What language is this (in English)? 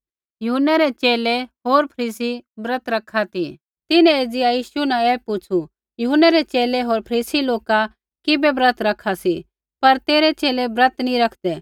Kullu Pahari